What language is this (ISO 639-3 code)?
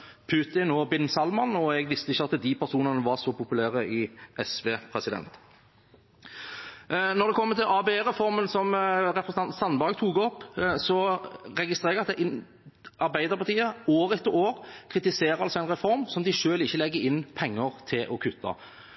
nob